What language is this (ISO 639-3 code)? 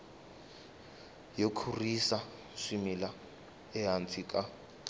tso